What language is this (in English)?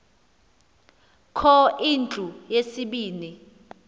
Xhosa